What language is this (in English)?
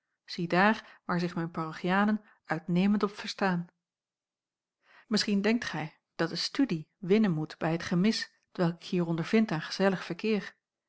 Dutch